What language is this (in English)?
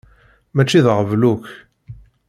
Kabyle